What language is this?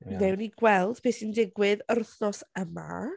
Welsh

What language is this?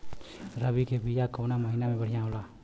Bhojpuri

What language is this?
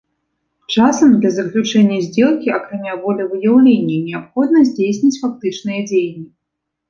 Belarusian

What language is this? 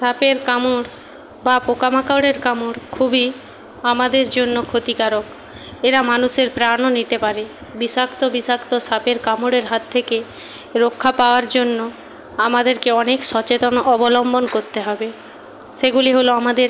Bangla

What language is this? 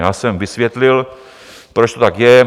Czech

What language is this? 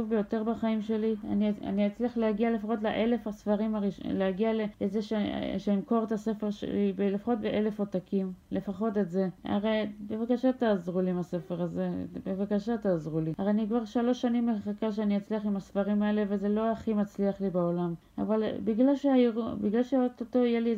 Hebrew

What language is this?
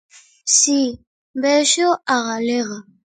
Galician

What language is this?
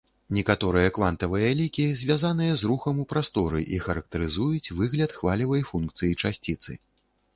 Belarusian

